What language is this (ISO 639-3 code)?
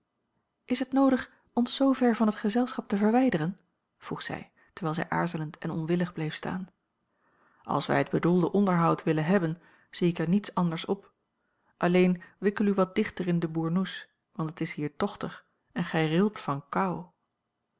nld